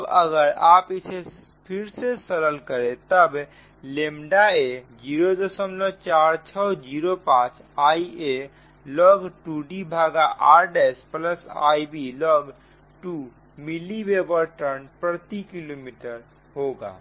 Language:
Hindi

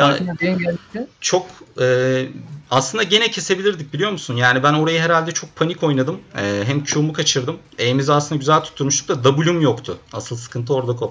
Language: Turkish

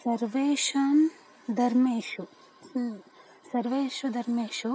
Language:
Sanskrit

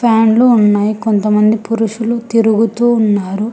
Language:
Telugu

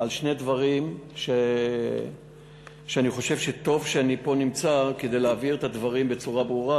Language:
Hebrew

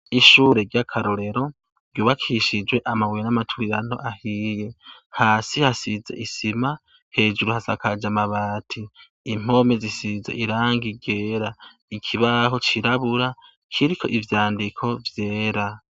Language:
Rundi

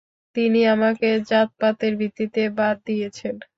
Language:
Bangla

